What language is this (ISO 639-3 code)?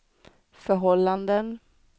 swe